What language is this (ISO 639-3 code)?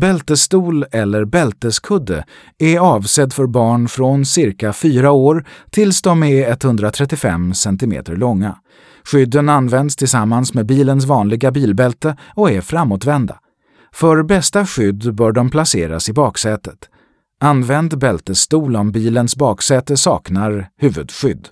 swe